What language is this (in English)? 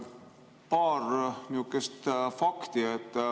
Estonian